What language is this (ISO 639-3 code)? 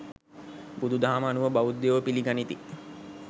sin